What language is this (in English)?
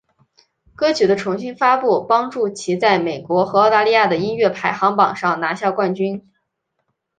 Chinese